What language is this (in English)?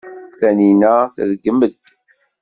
Kabyle